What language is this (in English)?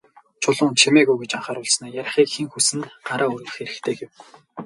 Mongolian